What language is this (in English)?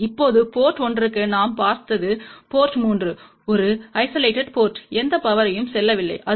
Tamil